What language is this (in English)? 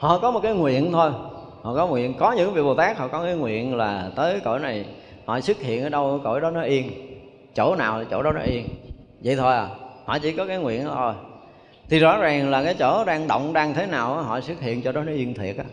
Vietnamese